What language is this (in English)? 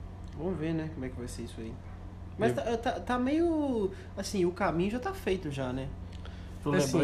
Portuguese